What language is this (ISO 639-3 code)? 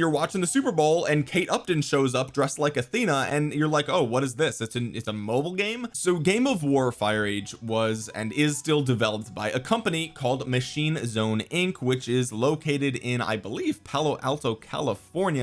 eng